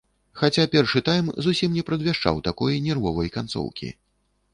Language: Belarusian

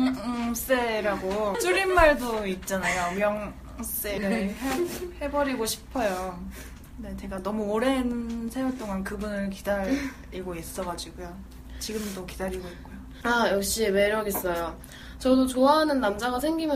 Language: Korean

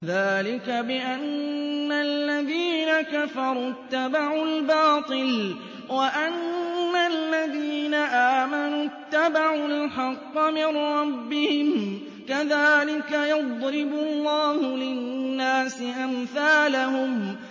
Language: Arabic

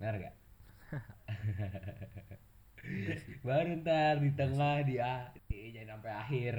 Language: Indonesian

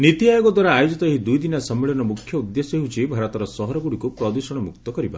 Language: Odia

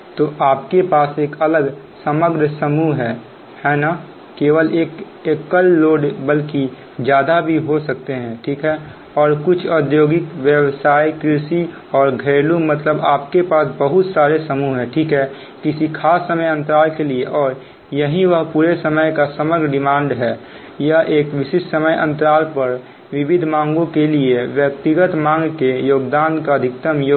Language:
Hindi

